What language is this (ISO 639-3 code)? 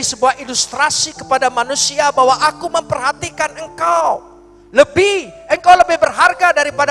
ind